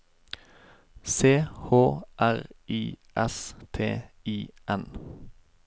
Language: Norwegian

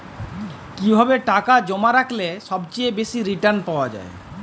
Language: Bangla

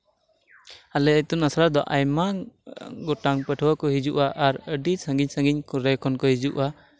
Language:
Santali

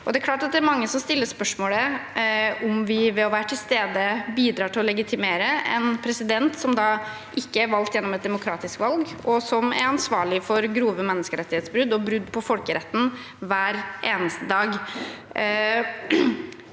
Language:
Norwegian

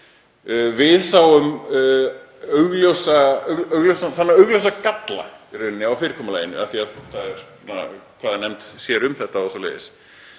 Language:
Icelandic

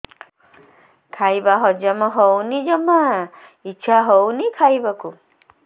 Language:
Odia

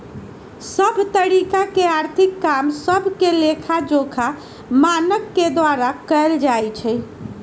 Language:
Magahi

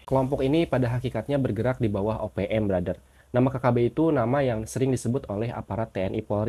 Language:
Indonesian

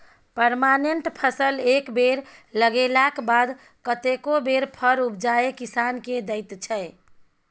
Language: Maithili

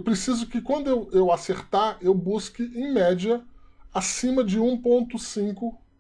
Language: Portuguese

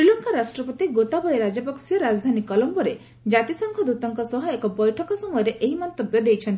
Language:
Odia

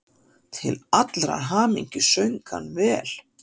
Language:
Icelandic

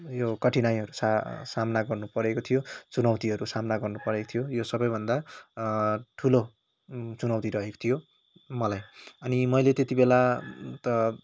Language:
Nepali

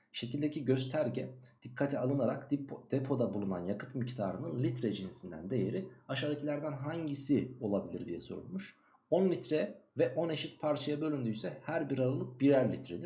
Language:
Turkish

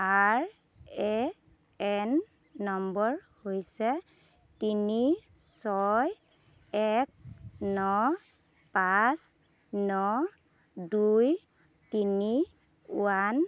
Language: Assamese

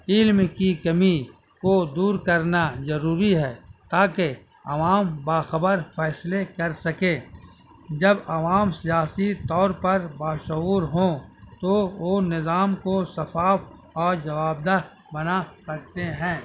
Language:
Urdu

